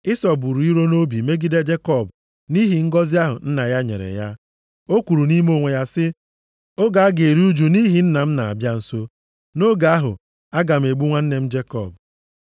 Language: Igbo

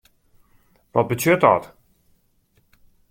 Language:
Western Frisian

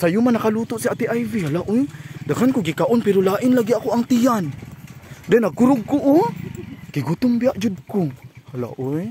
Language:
Filipino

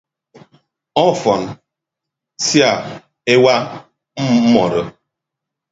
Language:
Ibibio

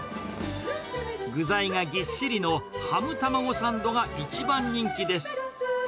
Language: Japanese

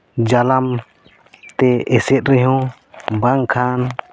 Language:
Santali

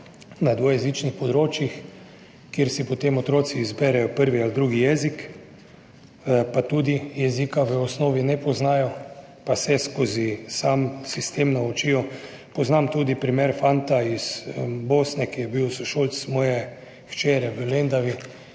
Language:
Slovenian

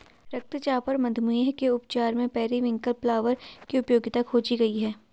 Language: Hindi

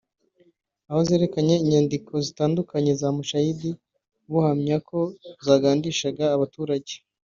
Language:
Kinyarwanda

